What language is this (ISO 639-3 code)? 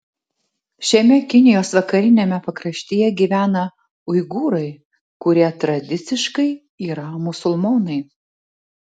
lit